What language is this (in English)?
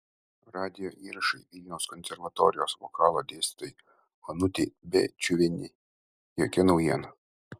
Lithuanian